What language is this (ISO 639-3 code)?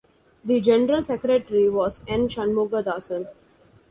eng